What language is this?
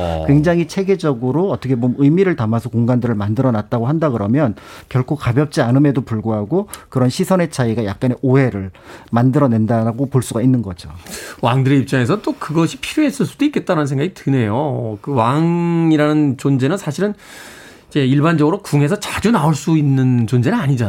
Korean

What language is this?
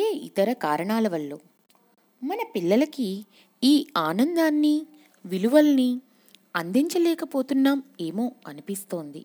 Telugu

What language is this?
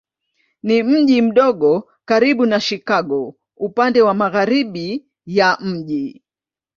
Swahili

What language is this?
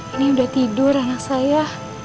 Indonesian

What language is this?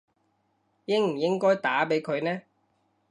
Cantonese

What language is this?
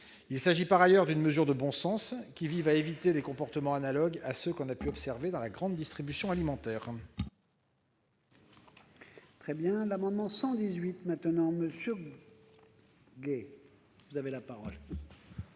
French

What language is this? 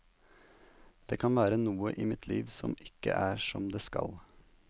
Norwegian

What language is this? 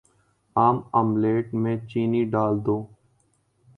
Urdu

